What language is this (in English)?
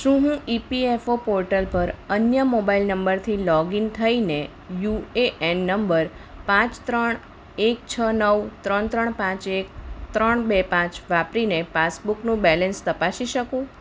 Gujarati